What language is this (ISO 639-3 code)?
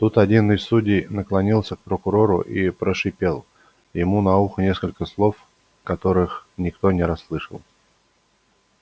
rus